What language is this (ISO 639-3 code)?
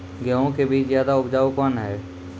mai